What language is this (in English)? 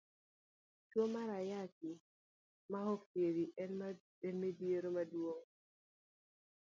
Luo (Kenya and Tanzania)